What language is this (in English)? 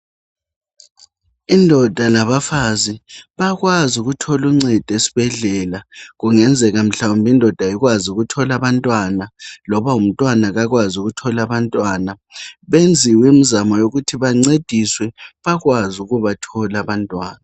North Ndebele